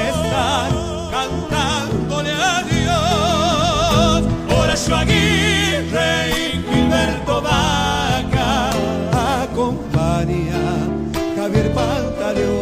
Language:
Spanish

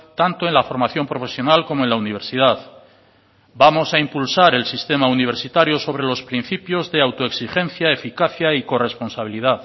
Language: Spanish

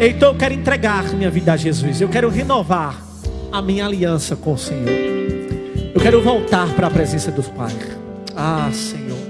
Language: Portuguese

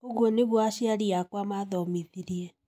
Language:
Kikuyu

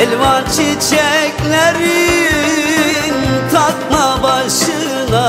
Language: Turkish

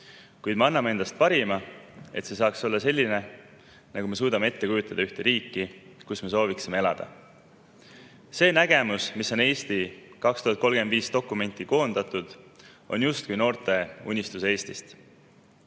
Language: Estonian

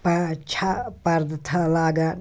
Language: Kashmiri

